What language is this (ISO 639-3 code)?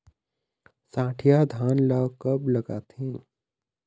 hne